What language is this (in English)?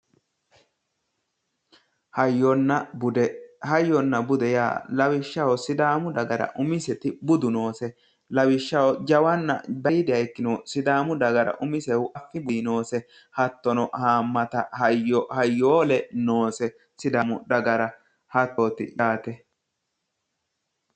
Sidamo